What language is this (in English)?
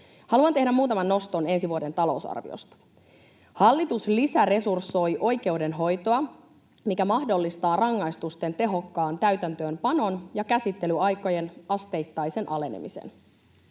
Finnish